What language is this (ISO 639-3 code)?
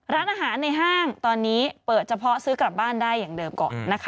tha